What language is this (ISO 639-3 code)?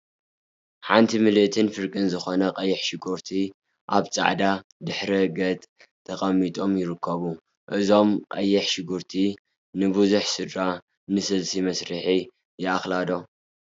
tir